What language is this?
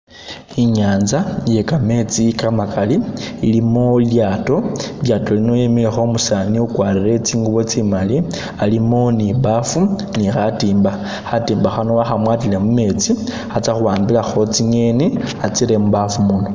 Masaaba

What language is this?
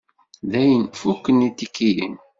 Kabyle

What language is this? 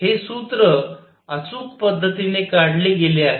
Marathi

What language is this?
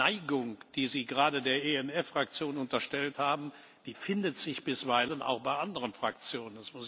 German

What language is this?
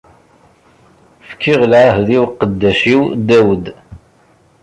Kabyle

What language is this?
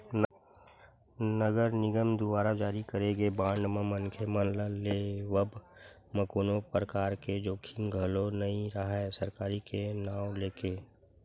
Chhattisgarhi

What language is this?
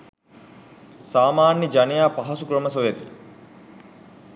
Sinhala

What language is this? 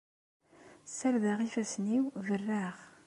Kabyle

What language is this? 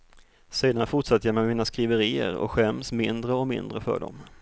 Swedish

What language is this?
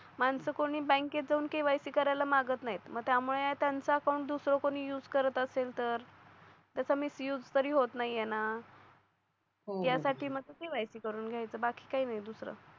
Marathi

